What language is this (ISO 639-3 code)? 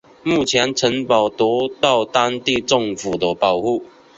zho